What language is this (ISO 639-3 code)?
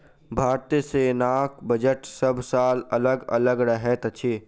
mai